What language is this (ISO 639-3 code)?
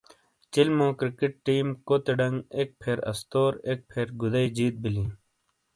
scl